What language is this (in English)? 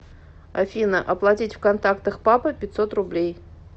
Russian